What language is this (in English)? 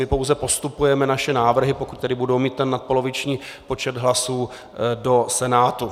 Czech